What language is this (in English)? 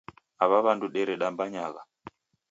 Taita